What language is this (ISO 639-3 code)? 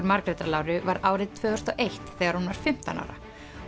isl